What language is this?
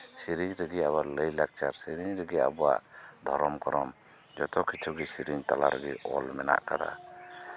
Santali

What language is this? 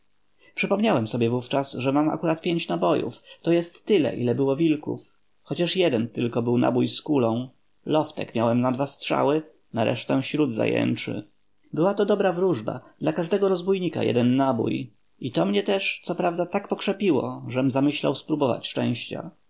Polish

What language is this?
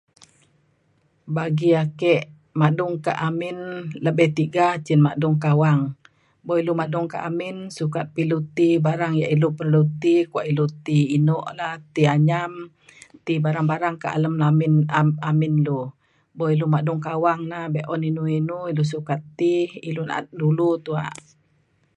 Mainstream Kenyah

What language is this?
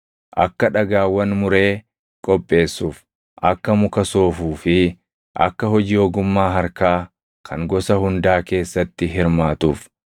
Oromo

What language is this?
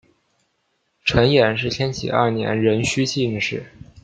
Chinese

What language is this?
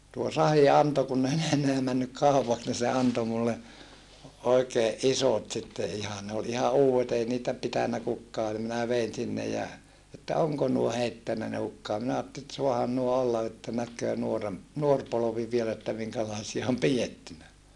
Finnish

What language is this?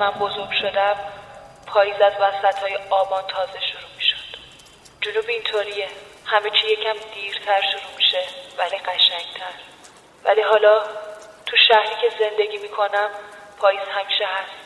Persian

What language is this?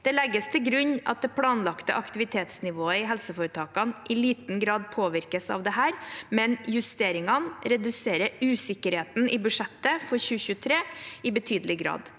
Norwegian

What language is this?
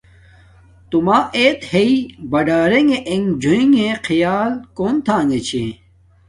Domaaki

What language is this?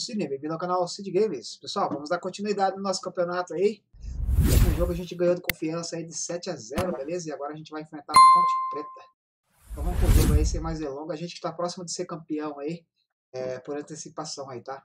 Portuguese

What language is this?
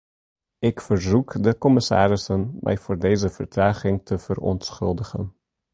Dutch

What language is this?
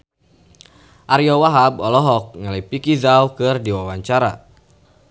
Sundanese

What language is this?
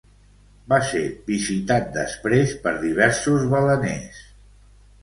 Catalan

